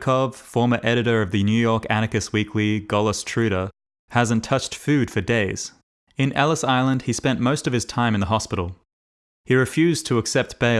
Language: English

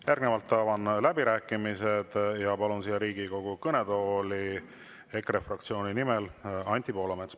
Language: Estonian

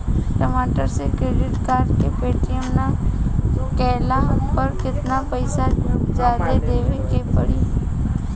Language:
Bhojpuri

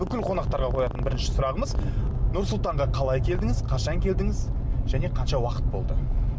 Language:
Kazakh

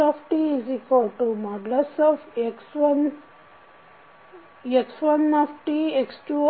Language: Kannada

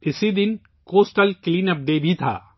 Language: Urdu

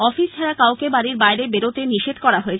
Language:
Bangla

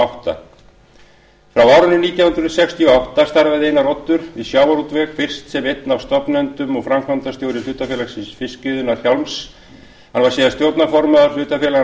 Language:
Icelandic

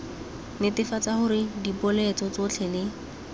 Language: Tswana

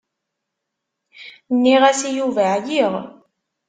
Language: Kabyle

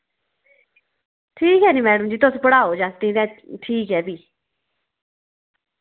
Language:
Dogri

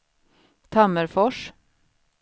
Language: Swedish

